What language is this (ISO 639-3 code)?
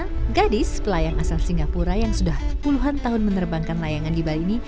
ind